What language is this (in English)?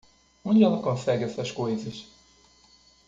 Portuguese